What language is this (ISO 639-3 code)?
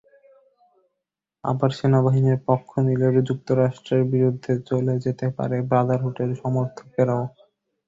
ben